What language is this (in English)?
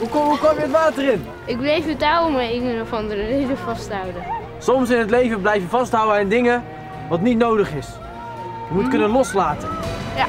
Dutch